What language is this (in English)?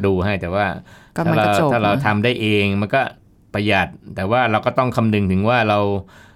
Thai